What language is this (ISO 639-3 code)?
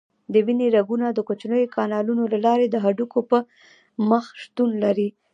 pus